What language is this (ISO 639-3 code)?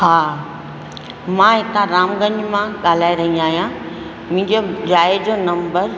snd